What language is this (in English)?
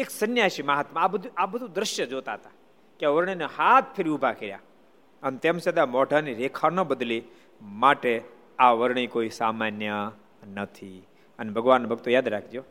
Gujarati